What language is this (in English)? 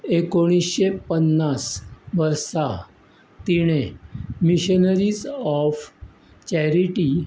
Konkani